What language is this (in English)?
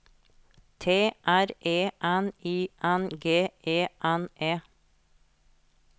Norwegian